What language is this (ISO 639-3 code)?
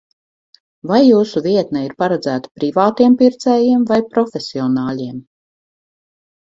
lav